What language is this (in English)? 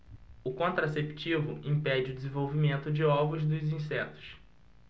Portuguese